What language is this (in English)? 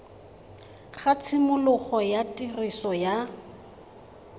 Tswana